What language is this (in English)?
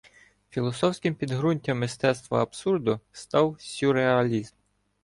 Ukrainian